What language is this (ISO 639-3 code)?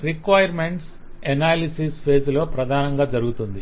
tel